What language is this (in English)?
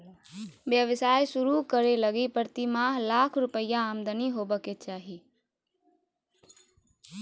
Magahi